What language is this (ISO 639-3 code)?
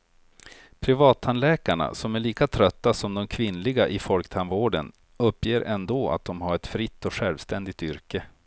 swe